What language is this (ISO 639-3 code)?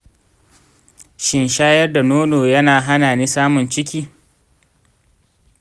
hau